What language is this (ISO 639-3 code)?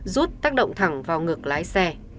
vie